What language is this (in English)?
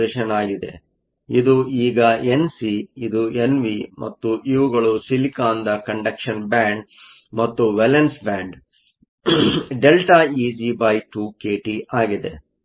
Kannada